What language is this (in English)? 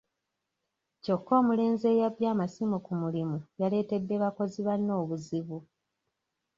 Ganda